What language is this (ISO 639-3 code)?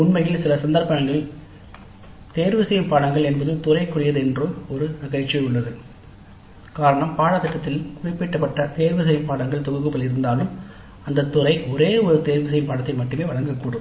tam